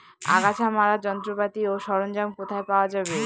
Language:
Bangla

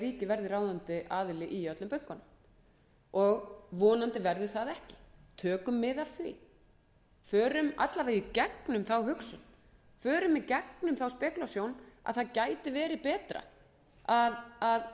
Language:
Icelandic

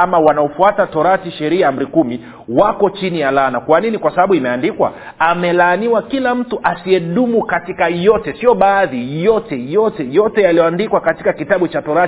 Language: Swahili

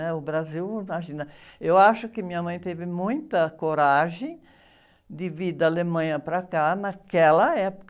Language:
Portuguese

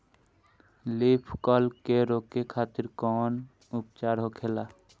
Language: Bhojpuri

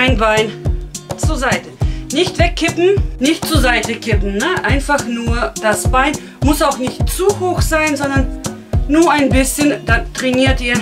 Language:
German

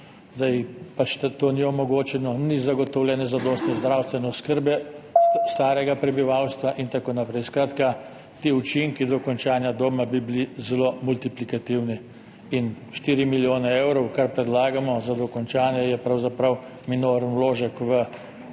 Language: Slovenian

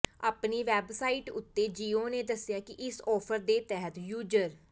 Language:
Punjabi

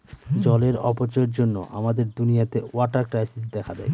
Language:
Bangla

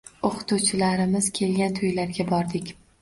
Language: Uzbek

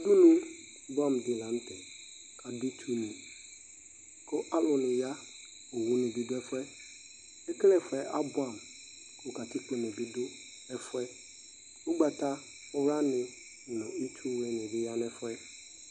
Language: Ikposo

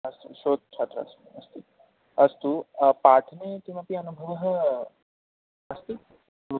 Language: Sanskrit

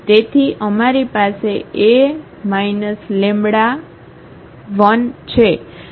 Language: Gujarati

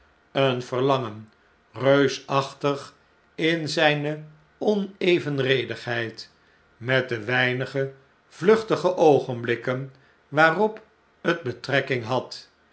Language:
Dutch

